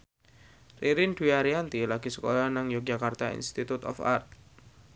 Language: Javanese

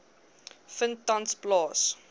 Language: Afrikaans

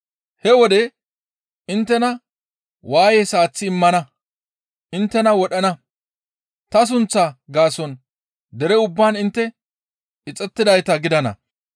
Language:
Gamo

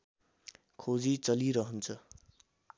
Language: Nepali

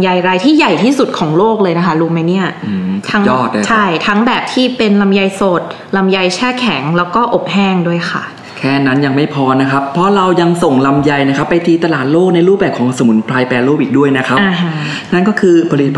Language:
Thai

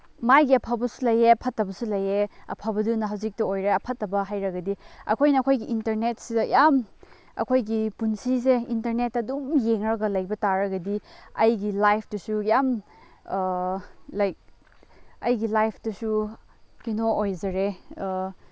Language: Manipuri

